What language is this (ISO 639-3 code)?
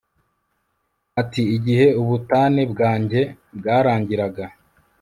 kin